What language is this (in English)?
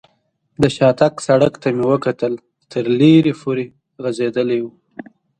Pashto